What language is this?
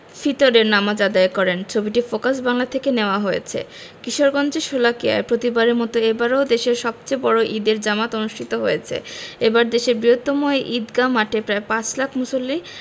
Bangla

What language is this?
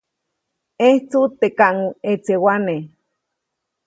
Copainalá Zoque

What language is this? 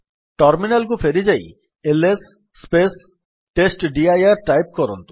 Odia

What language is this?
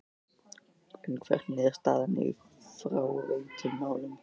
Icelandic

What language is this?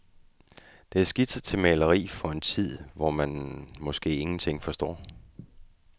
Danish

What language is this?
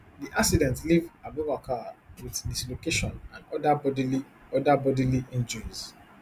Nigerian Pidgin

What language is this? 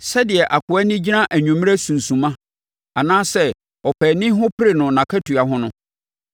Akan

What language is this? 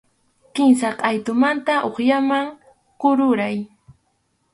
Arequipa-La Unión Quechua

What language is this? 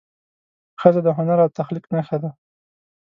Pashto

